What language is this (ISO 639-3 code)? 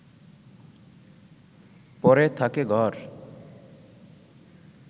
ben